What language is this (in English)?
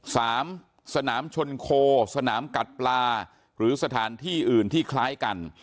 Thai